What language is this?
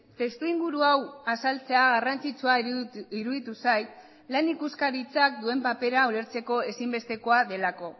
Basque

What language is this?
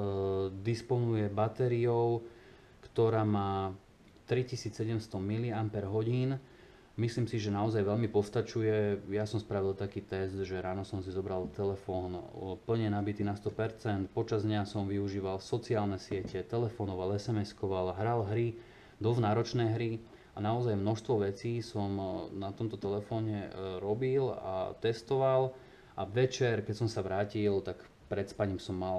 Slovak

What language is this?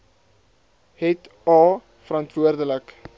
Afrikaans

